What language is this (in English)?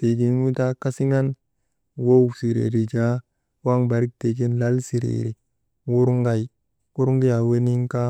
Maba